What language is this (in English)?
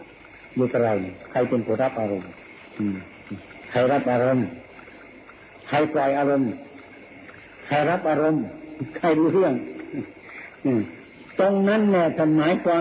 Thai